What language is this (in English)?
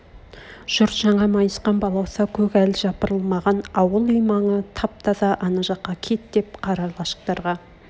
Kazakh